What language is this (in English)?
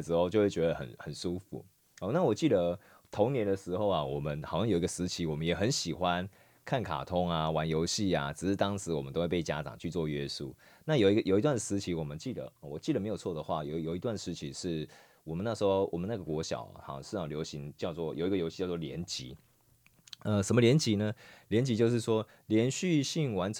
Chinese